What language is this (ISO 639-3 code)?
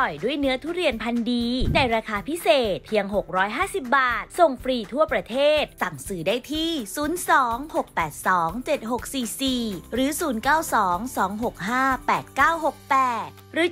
tha